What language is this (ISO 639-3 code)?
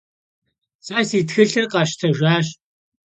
kbd